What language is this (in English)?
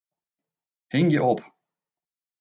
Western Frisian